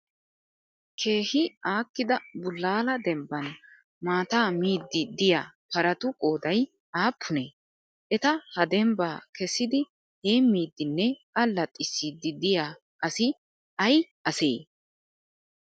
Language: Wolaytta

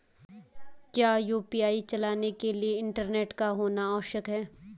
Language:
Hindi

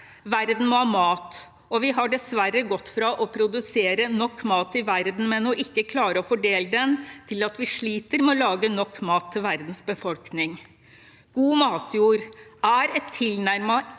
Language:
Norwegian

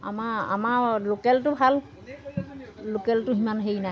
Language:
Assamese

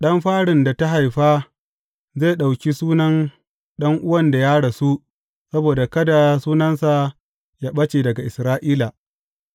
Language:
Hausa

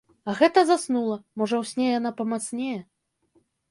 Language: Belarusian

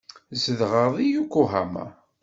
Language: Kabyle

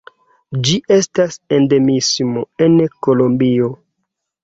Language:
Esperanto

